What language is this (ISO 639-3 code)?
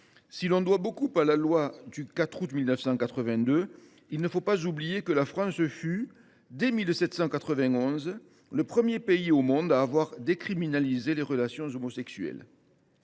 fra